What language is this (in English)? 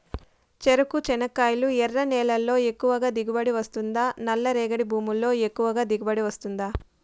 Telugu